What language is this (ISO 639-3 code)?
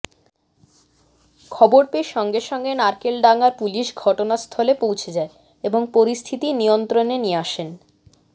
ben